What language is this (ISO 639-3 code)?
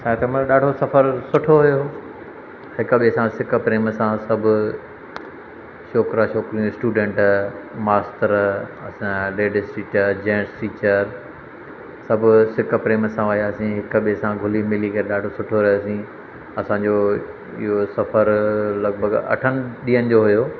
snd